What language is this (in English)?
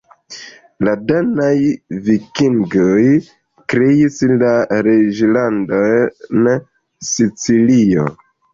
Esperanto